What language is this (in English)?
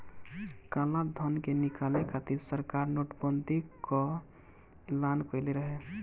Bhojpuri